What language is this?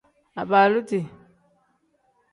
Tem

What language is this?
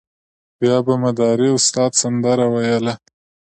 Pashto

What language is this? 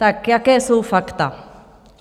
Czech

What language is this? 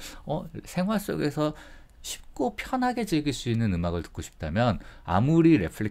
Korean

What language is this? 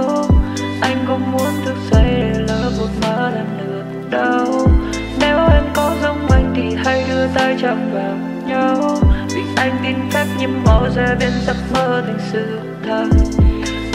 Vietnamese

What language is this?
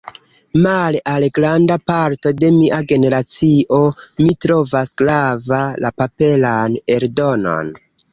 Esperanto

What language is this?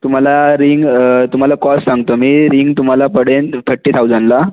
Marathi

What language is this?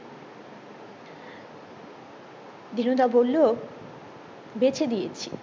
Bangla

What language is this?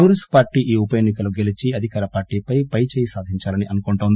Telugu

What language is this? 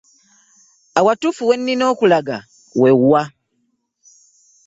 Ganda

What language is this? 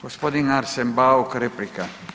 Croatian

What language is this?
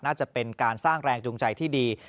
Thai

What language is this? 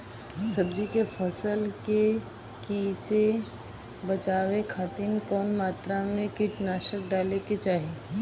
Bhojpuri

